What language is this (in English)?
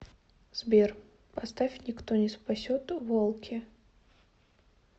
Russian